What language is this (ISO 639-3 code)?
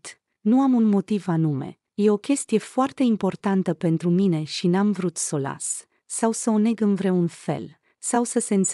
ron